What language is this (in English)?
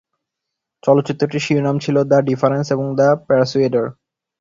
Bangla